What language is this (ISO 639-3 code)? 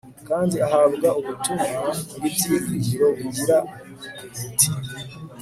kin